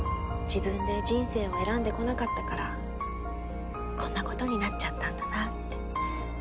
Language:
Japanese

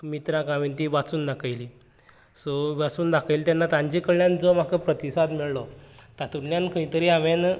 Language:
Konkani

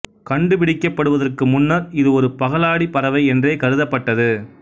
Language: Tamil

